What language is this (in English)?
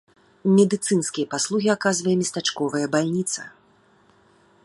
Belarusian